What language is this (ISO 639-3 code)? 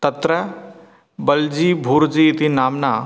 san